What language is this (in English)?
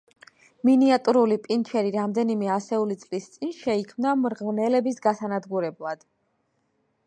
Georgian